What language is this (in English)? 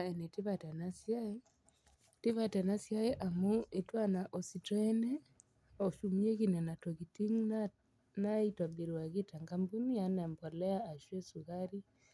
Masai